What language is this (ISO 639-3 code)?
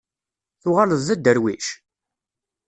kab